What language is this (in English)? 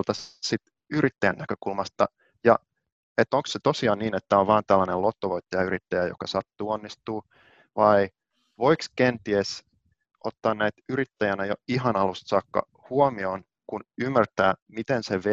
Finnish